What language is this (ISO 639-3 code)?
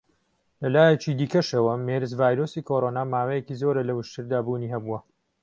ckb